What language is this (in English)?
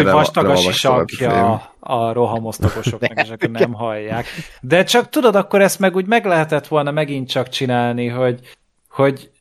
Hungarian